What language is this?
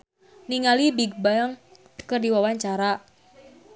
Sundanese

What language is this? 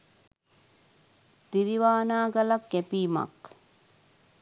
Sinhala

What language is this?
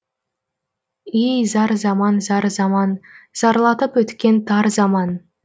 Kazakh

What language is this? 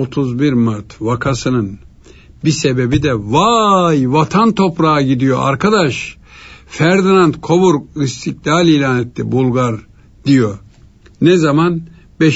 Turkish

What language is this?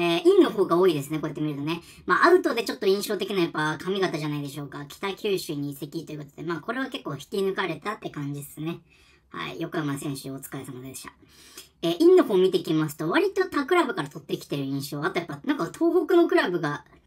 Japanese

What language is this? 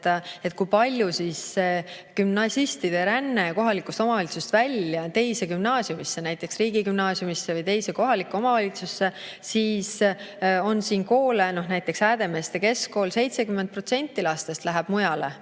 Estonian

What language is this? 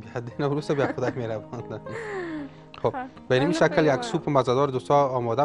Arabic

